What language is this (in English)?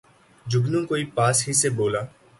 Urdu